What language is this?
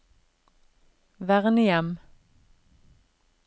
Norwegian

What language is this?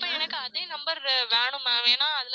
Tamil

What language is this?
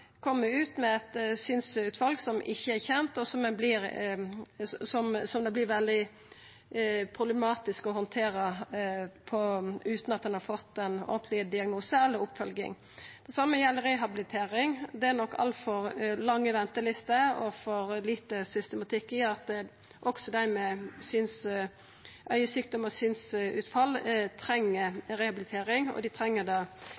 Norwegian Nynorsk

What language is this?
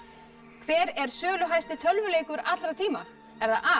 Icelandic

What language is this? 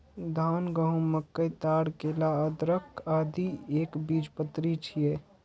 Maithili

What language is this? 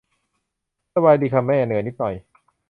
Thai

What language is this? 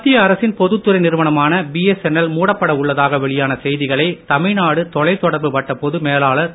Tamil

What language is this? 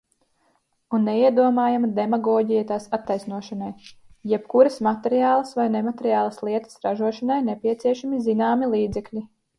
Latvian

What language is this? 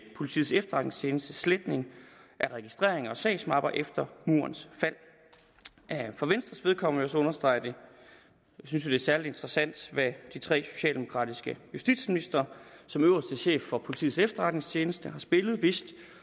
Danish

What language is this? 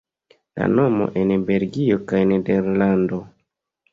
Esperanto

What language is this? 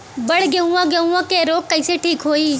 Bhojpuri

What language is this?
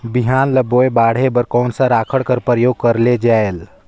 Chhattisgarhi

